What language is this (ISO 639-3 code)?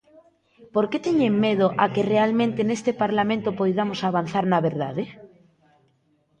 glg